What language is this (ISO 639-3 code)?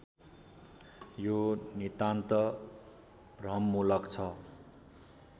nep